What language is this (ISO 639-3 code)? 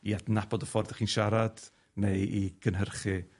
cym